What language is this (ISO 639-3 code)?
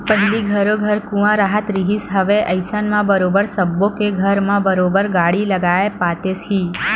hne